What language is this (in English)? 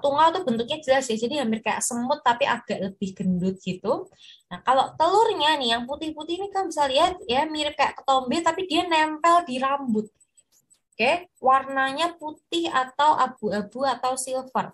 Indonesian